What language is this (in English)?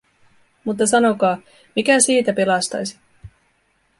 Finnish